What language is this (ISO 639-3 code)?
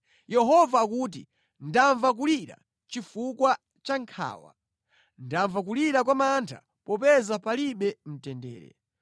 nya